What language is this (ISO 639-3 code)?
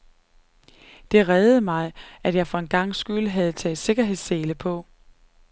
dan